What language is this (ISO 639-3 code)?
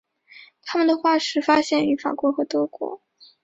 zho